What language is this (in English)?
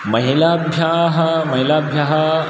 Sanskrit